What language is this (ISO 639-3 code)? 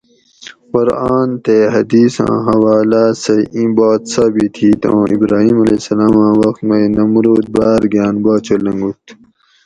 gwc